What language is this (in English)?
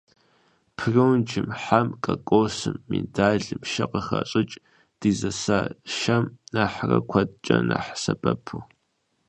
Kabardian